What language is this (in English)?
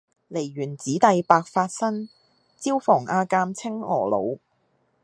Cantonese